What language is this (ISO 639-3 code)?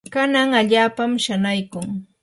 qur